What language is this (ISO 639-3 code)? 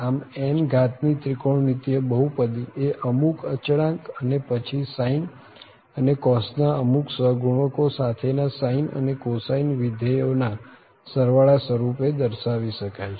guj